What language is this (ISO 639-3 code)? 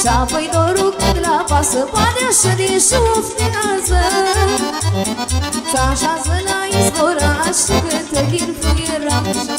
ron